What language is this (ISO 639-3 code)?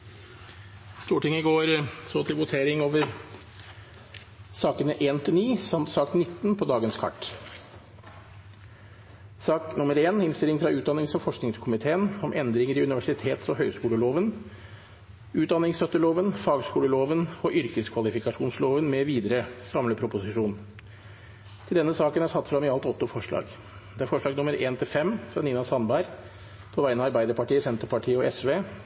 nob